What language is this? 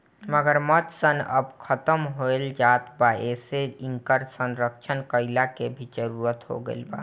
Bhojpuri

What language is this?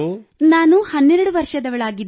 Kannada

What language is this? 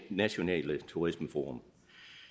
Danish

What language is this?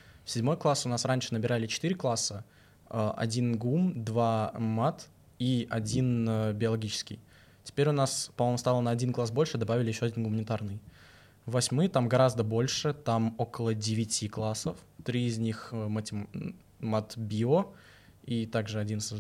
Russian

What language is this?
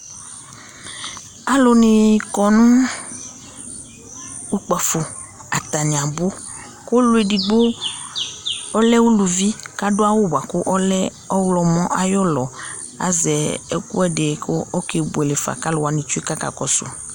Ikposo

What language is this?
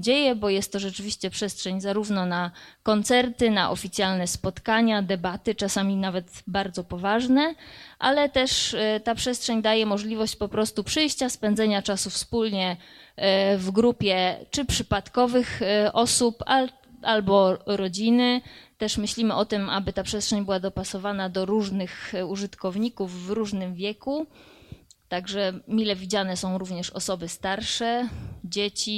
Polish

